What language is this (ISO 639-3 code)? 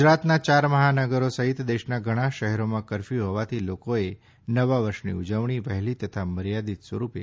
guj